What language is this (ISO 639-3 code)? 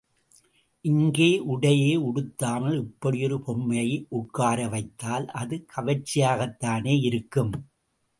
tam